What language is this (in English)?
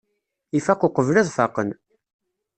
Kabyle